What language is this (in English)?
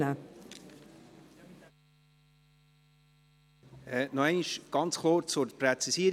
Swiss German